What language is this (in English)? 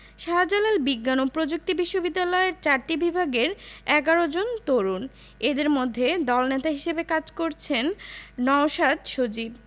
Bangla